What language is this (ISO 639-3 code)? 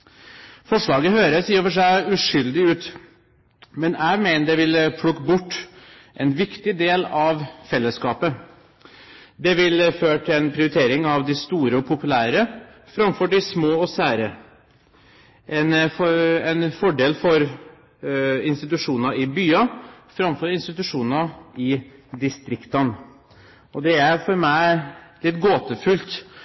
nob